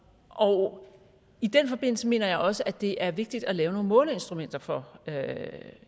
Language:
Danish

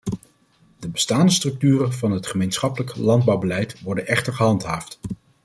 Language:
Dutch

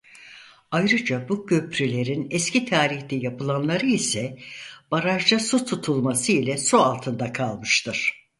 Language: Turkish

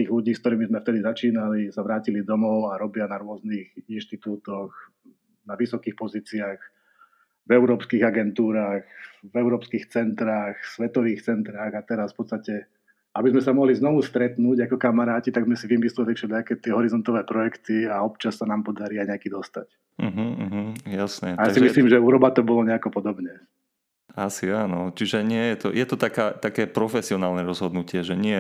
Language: Slovak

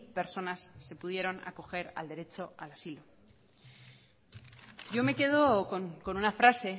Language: Spanish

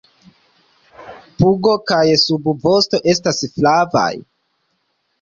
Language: Esperanto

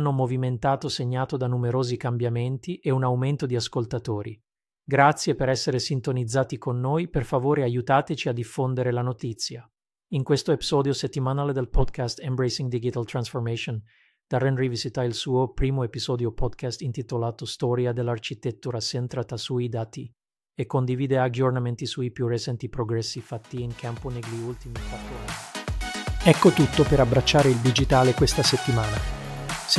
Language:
Italian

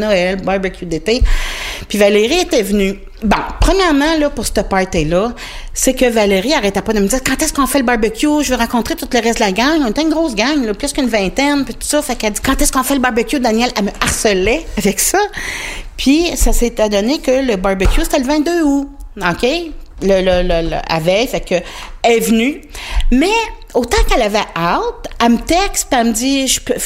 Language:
French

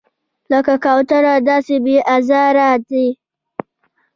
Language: Pashto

